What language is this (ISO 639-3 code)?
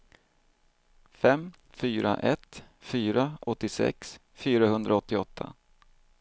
swe